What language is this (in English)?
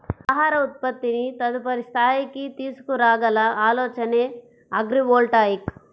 Telugu